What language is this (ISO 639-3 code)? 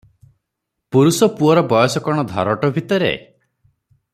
ori